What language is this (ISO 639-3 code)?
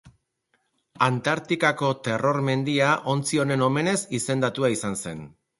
eus